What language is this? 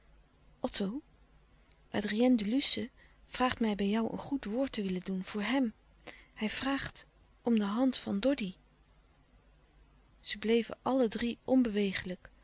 Dutch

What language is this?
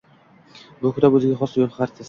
Uzbek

